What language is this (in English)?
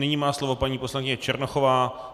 Czech